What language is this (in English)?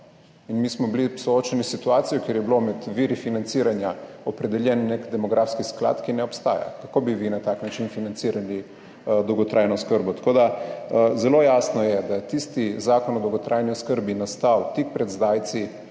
Slovenian